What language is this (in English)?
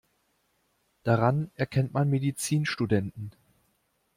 German